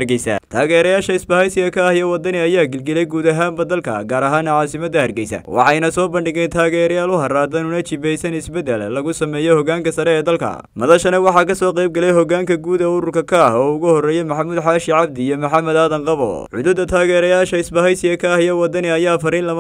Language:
Arabic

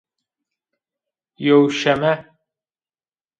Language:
Zaza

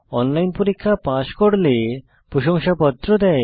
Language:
Bangla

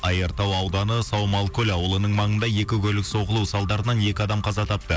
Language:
Kazakh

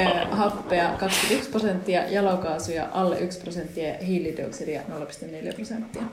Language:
Finnish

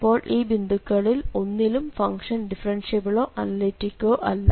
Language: Malayalam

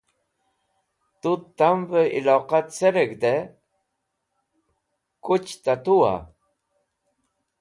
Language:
Wakhi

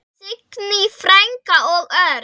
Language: Icelandic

